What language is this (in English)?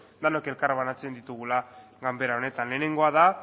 Basque